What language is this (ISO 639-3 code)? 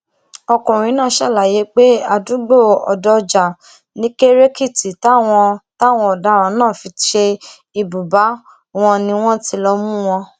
yor